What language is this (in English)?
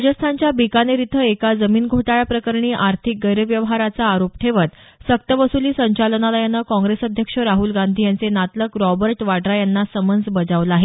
Marathi